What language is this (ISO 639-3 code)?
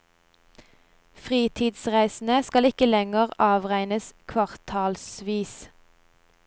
nor